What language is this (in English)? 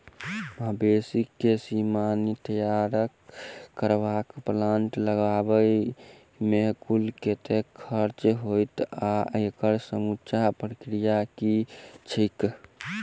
Maithili